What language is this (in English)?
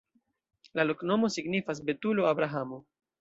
Esperanto